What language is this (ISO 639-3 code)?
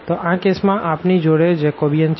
guj